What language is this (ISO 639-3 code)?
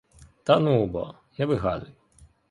ukr